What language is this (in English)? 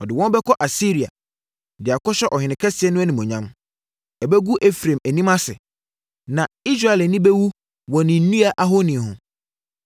Akan